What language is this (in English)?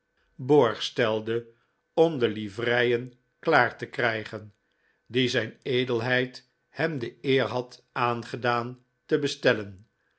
Dutch